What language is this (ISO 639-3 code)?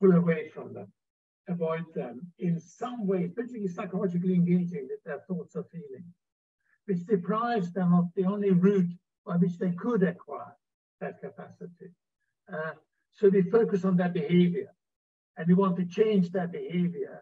eng